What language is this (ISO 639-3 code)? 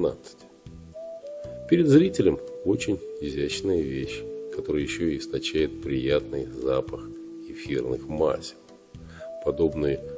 rus